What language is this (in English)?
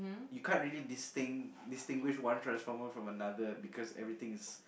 English